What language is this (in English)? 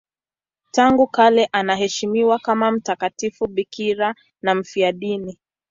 Swahili